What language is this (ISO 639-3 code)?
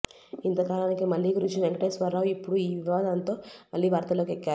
tel